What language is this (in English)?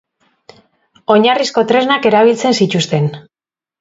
Basque